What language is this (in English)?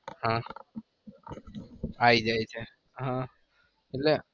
Gujarati